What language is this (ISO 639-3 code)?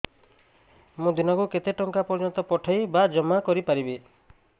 ori